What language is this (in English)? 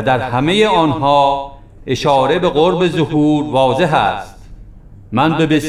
Persian